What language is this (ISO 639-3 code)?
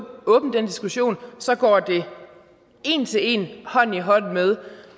dan